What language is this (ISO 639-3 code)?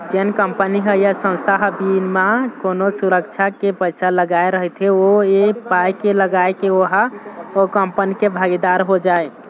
hne